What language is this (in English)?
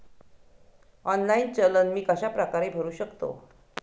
Marathi